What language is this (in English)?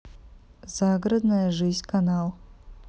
Russian